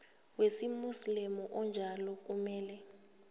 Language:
South Ndebele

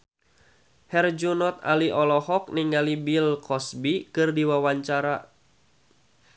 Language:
Sundanese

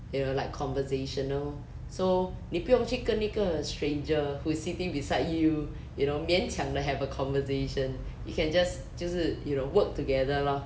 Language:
English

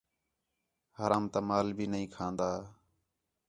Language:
Khetrani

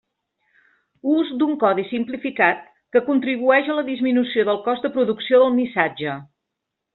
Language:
Catalan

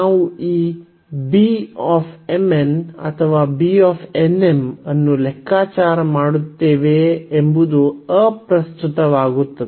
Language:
Kannada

